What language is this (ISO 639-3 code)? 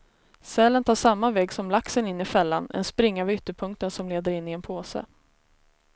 swe